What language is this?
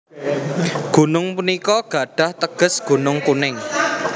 Javanese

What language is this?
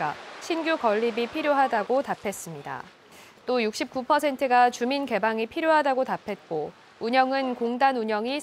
Korean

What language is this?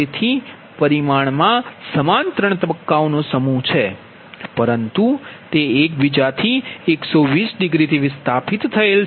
Gujarati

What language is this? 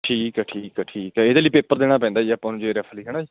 Punjabi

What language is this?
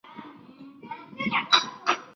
Chinese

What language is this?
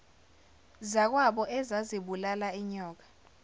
Zulu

